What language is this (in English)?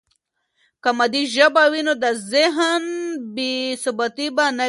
Pashto